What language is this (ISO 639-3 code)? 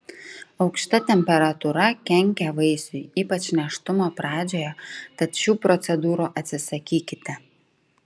lit